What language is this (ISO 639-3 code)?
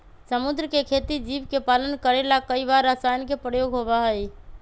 mag